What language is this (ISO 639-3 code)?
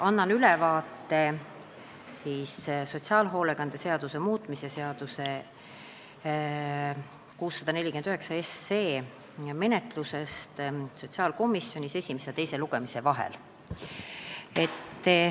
est